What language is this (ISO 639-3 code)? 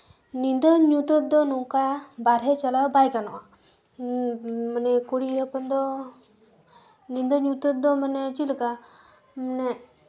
sat